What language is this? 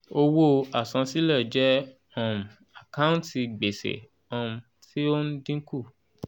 Yoruba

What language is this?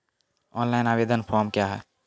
Maithili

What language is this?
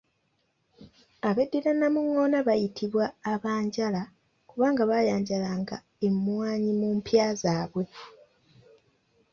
Ganda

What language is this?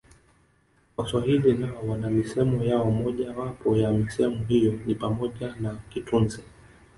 Swahili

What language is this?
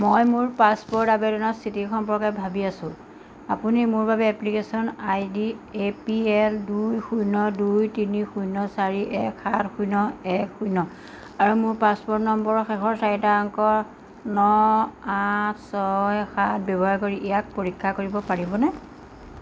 Assamese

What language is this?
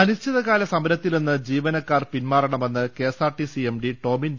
Malayalam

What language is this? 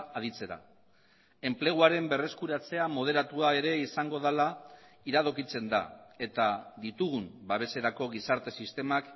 Basque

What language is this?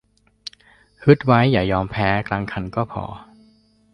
Thai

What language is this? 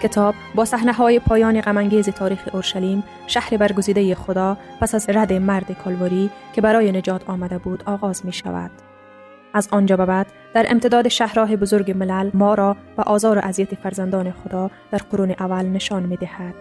Persian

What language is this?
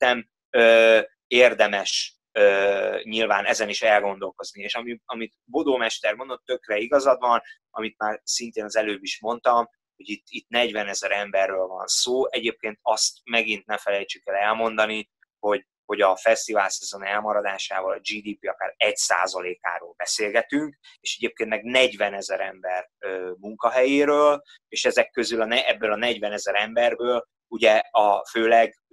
Hungarian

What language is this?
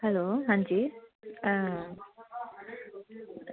Dogri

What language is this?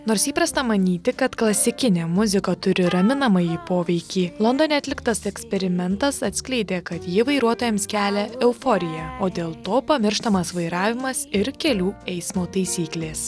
Lithuanian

